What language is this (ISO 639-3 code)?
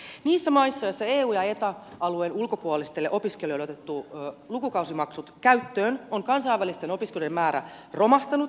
fin